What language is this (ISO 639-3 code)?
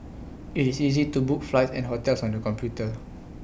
eng